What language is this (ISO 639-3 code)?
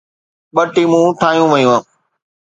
snd